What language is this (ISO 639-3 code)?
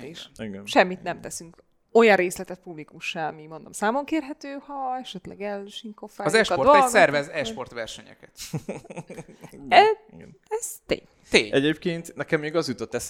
hun